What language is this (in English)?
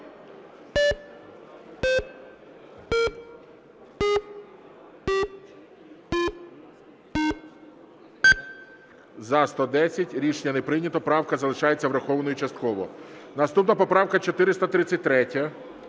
Ukrainian